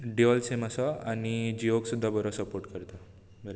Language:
Konkani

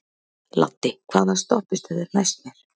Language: Icelandic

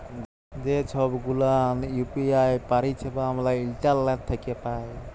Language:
Bangla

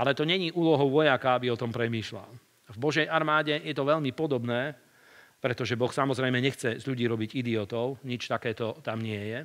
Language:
Slovak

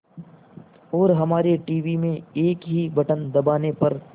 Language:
Hindi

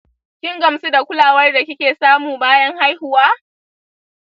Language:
Hausa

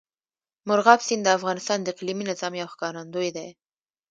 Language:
Pashto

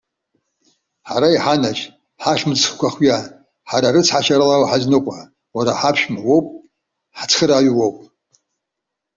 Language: Abkhazian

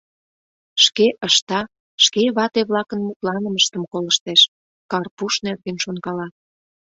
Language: Mari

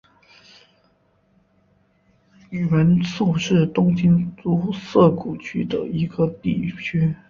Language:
Chinese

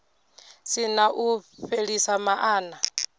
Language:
Venda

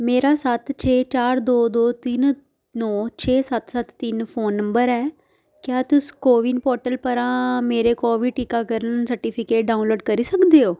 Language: Dogri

